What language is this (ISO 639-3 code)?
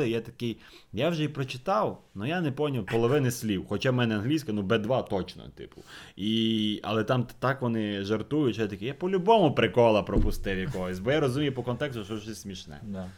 ukr